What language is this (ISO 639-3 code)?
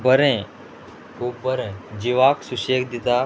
kok